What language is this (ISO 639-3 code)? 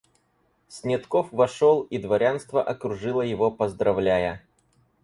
rus